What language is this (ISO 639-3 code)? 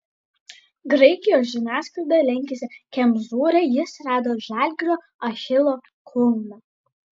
lit